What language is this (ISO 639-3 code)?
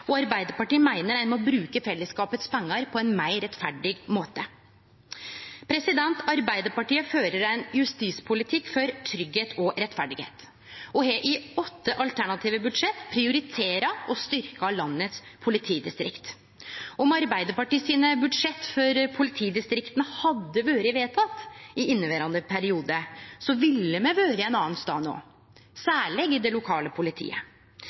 nno